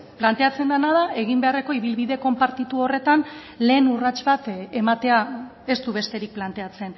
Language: Basque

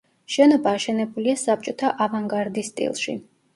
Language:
Georgian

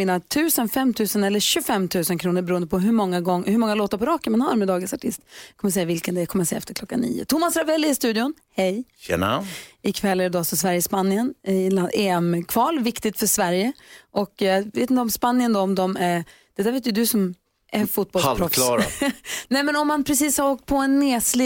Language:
Swedish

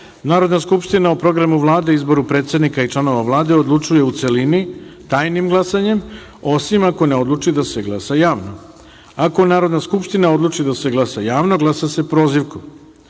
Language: Serbian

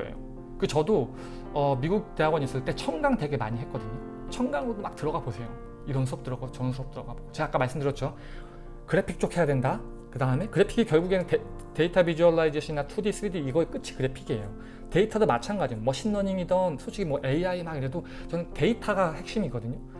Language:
Korean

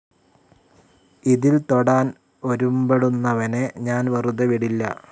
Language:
Malayalam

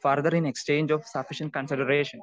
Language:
Malayalam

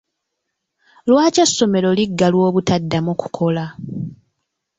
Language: Ganda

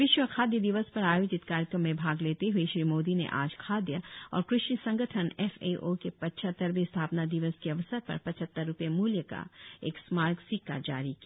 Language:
Hindi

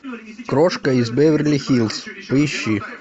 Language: Russian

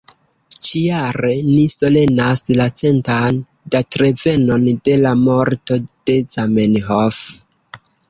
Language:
Esperanto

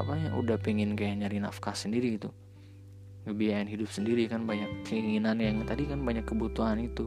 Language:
Indonesian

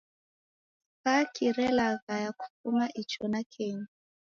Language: Taita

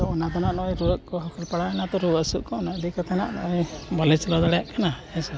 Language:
Santali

